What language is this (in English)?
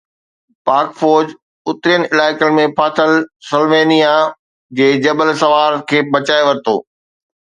Sindhi